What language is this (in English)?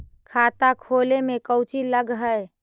Magahi